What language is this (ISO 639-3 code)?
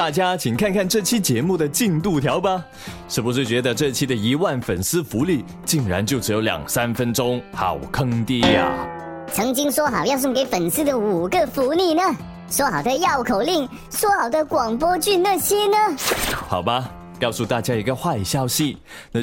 zho